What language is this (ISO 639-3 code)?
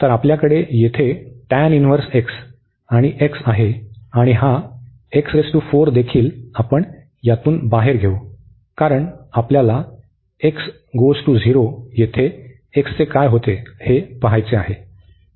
mar